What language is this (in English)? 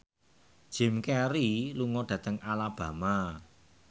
Javanese